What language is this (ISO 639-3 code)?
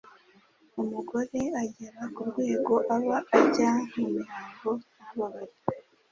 kin